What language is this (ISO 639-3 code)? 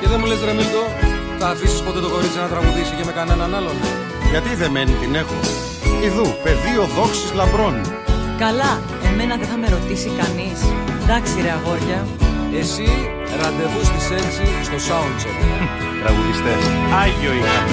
ell